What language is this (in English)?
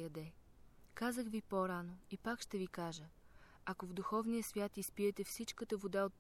Bulgarian